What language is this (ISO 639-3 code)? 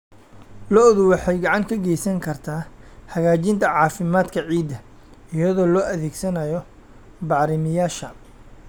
som